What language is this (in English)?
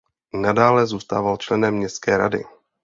Czech